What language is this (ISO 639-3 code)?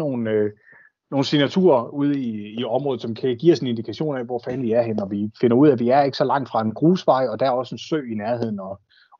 dan